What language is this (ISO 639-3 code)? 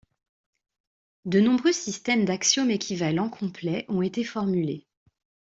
fra